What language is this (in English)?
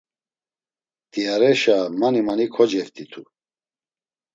Laz